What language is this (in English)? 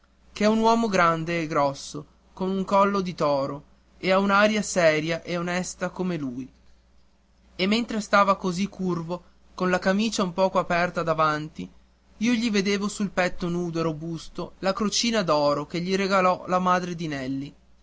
Italian